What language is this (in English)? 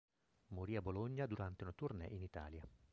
Italian